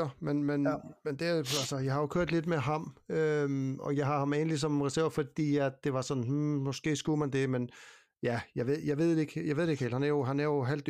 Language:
Danish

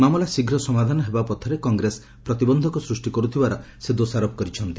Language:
Odia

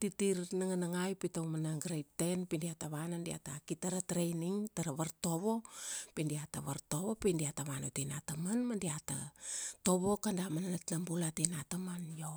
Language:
Kuanua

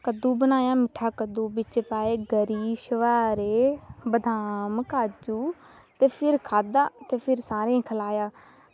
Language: Dogri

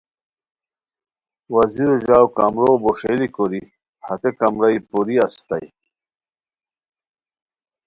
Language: Khowar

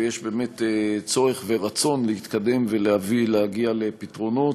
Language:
Hebrew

